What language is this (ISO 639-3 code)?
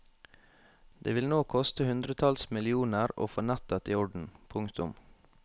nor